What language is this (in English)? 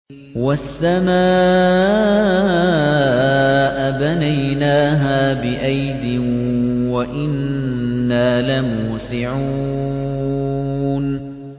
Arabic